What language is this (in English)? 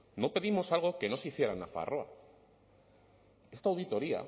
Spanish